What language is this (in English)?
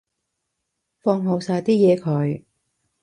Cantonese